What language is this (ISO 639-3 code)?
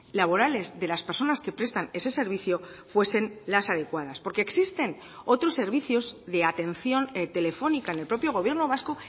spa